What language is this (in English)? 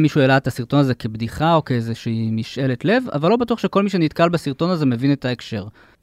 Hebrew